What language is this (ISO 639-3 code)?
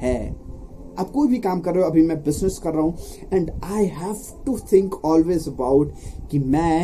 hin